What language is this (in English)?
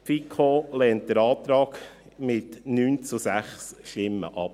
Swiss German